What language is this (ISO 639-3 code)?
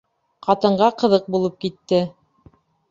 bak